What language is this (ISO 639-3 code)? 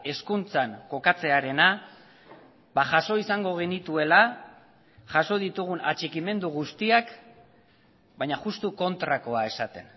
eus